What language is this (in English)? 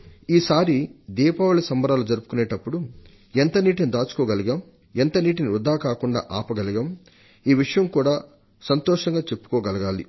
Telugu